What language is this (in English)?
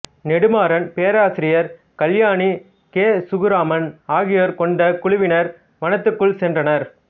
Tamil